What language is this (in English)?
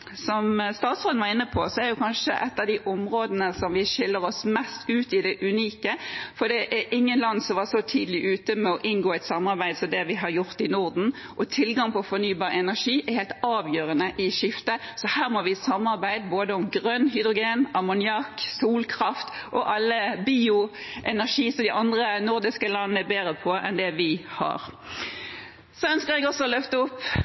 Norwegian Bokmål